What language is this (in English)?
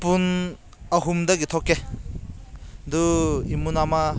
Manipuri